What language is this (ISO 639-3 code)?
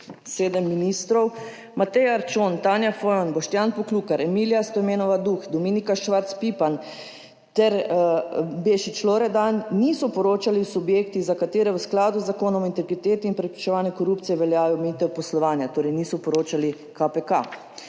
slv